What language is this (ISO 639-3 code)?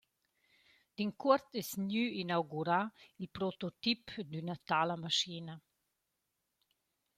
roh